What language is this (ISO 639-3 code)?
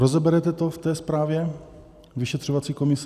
ces